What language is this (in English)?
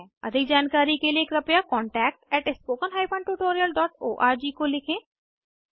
Hindi